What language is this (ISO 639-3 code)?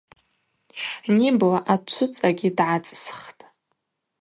abq